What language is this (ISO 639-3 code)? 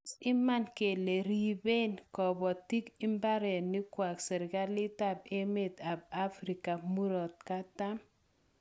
kln